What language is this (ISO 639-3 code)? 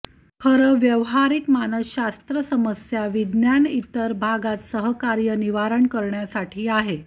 mar